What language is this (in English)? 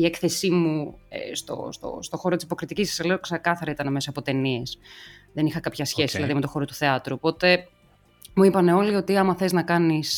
Greek